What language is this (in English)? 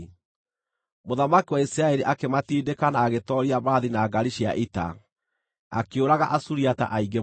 Kikuyu